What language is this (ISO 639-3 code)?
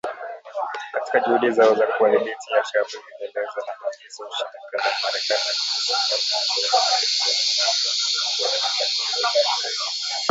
swa